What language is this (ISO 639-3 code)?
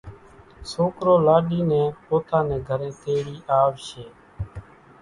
gjk